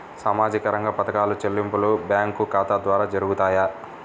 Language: Telugu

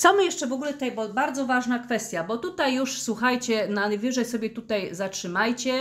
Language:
Polish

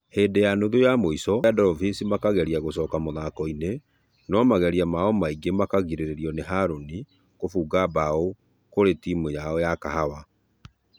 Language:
Kikuyu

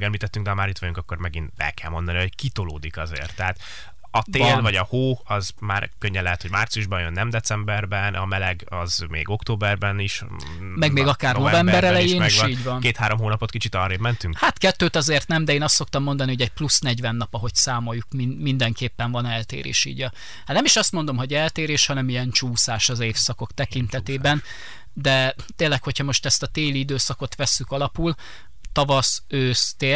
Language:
Hungarian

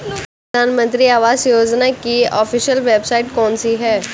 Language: Hindi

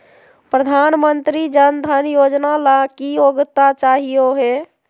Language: Magahi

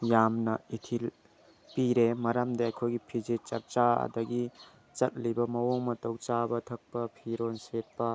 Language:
Manipuri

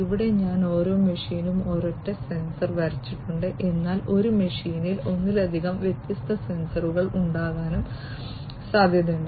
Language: Malayalam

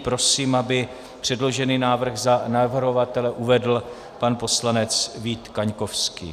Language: Czech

